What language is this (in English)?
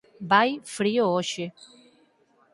Galician